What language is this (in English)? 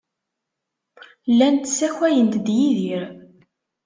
Kabyle